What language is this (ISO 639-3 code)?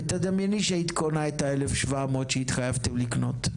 heb